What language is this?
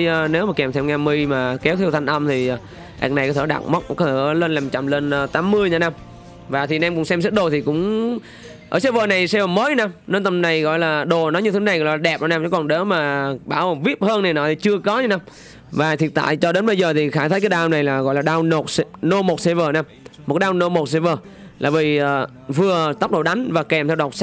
Vietnamese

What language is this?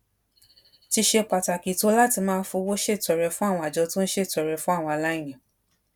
Yoruba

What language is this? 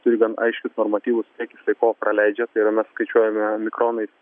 Lithuanian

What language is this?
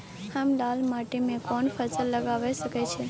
Maithili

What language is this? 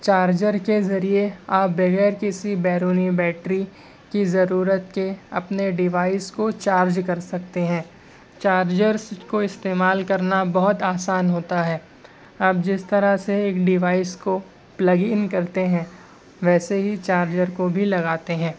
Urdu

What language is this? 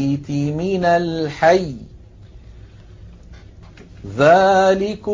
Arabic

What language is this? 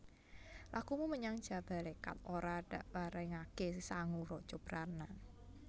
Javanese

